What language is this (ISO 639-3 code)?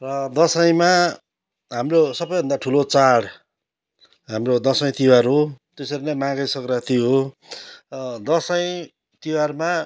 nep